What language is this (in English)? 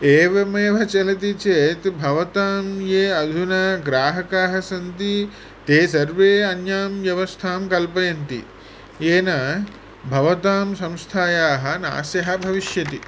Sanskrit